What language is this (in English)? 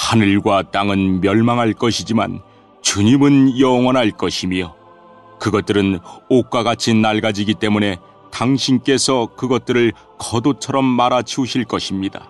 Korean